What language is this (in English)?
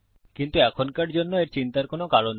Bangla